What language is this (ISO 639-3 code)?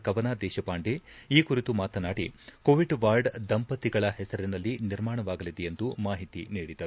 kan